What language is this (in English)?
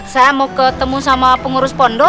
Indonesian